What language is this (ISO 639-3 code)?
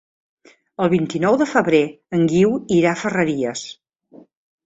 cat